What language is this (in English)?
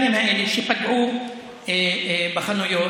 Hebrew